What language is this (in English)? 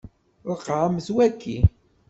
Kabyle